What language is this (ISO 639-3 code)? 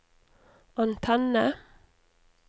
nor